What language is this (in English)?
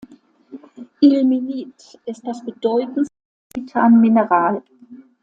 German